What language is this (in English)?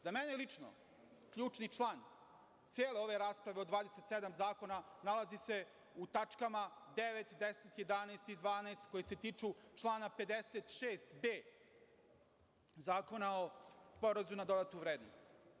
Serbian